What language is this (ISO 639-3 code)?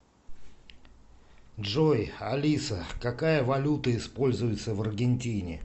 rus